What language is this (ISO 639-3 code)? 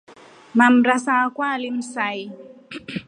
rof